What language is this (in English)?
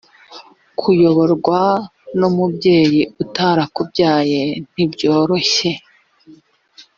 Kinyarwanda